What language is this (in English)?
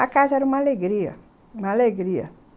Portuguese